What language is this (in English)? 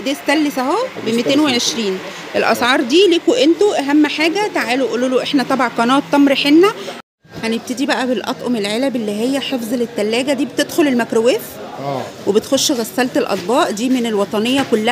Arabic